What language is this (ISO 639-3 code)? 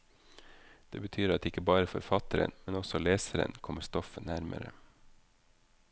nor